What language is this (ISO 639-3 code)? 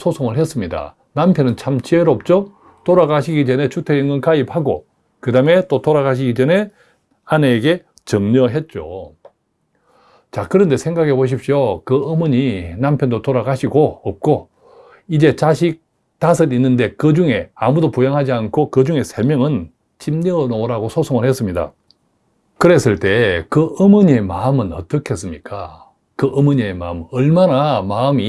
kor